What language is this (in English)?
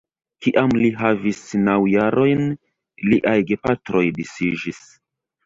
Esperanto